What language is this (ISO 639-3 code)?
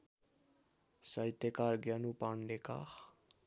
nep